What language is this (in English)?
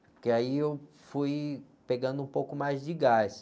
Portuguese